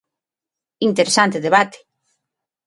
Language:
Galician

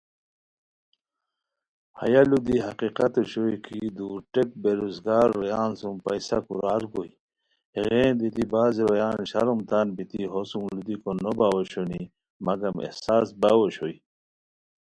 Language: Khowar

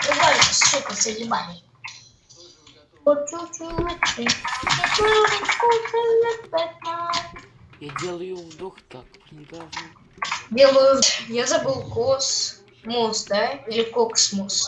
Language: Russian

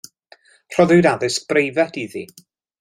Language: Welsh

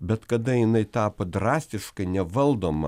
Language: Lithuanian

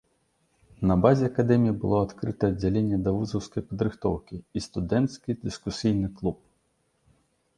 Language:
Belarusian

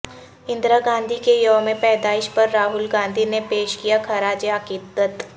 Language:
Urdu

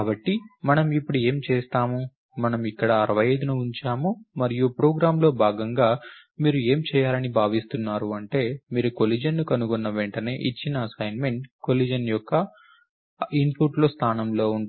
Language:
Telugu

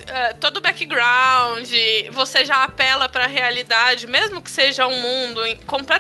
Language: Portuguese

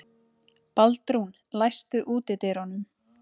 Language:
Icelandic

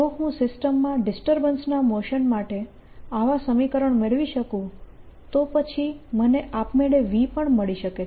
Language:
Gujarati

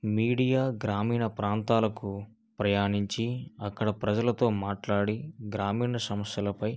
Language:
Telugu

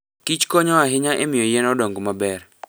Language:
Luo (Kenya and Tanzania)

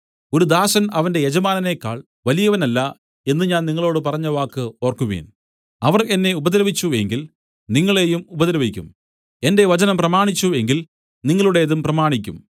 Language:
Malayalam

